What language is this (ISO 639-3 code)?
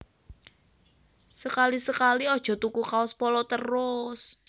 jav